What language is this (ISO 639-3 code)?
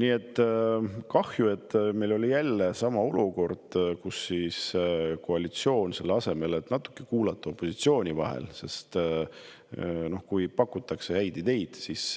est